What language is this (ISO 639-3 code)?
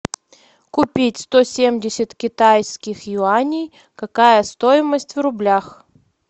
rus